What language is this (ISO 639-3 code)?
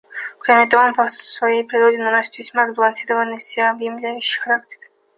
rus